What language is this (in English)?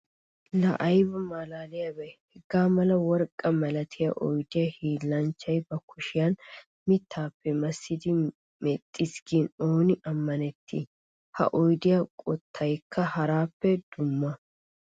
Wolaytta